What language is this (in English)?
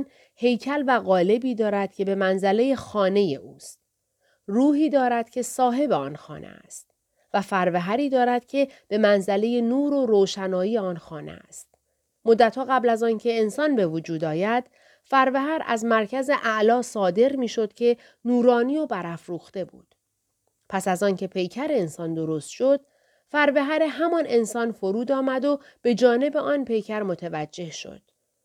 Persian